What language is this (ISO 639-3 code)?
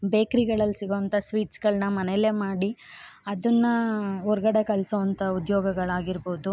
kan